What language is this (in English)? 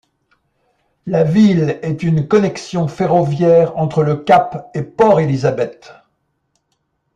French